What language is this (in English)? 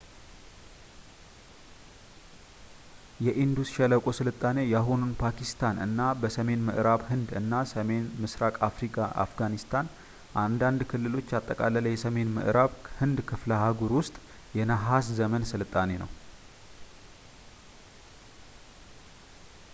Amharic